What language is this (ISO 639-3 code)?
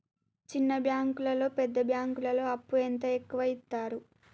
tel